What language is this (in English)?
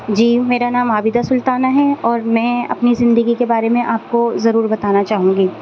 Urdu